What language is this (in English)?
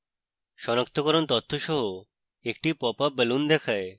Bangla